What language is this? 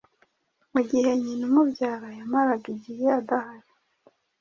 Kinyarwanda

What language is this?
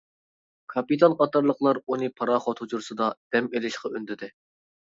Uyghur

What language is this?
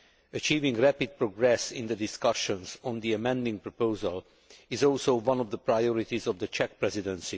English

